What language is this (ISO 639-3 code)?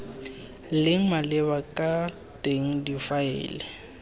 tsn